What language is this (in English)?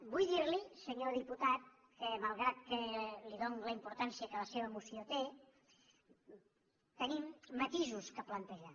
Catalan